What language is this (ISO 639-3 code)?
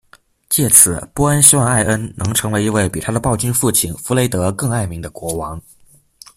zho